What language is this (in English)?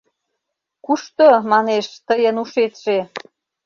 Mari